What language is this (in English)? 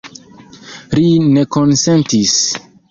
Esperanto